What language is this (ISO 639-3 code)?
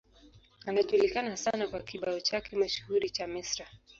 swa